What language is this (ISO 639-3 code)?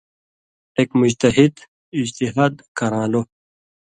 mvy